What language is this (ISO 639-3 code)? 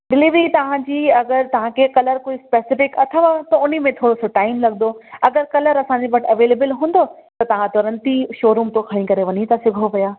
snd